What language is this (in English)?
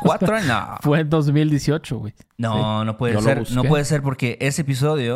Spanish